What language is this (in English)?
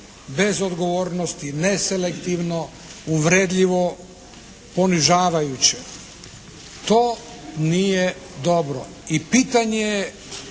Croatian